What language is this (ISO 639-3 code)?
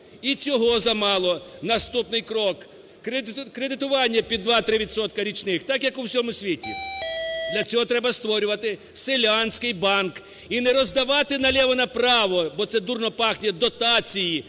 ukr